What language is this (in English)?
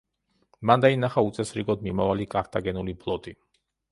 Georgian